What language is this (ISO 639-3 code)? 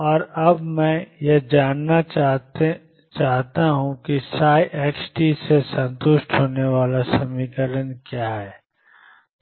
hin